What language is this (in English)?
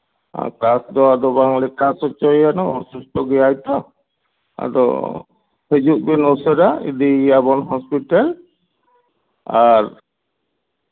Santali